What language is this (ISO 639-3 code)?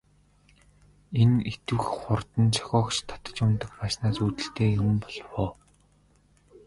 mon